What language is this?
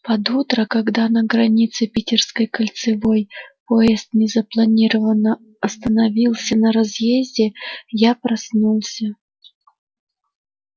Russian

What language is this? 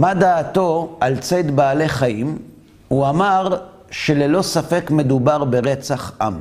Hebrew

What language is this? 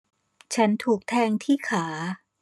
Thai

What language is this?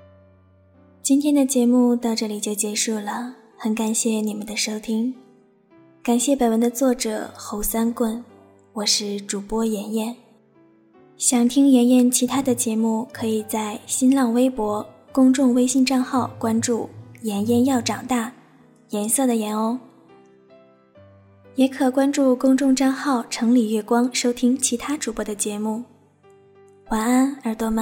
Chinese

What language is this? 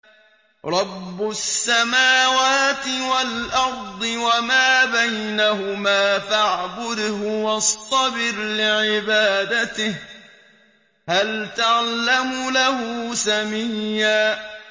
Arabic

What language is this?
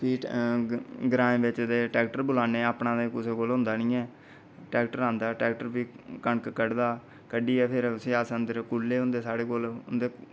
Dogri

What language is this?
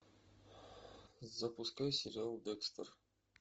Russian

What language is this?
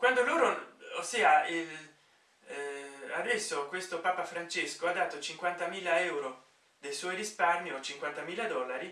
Italian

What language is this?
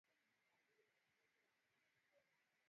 Swahili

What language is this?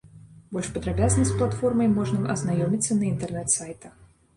Belarusian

